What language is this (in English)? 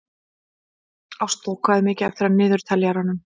Icelandic